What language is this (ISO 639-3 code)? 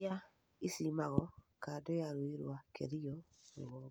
kik